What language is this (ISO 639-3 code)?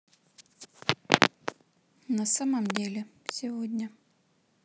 rus